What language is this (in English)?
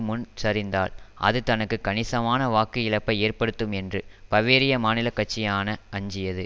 Tamil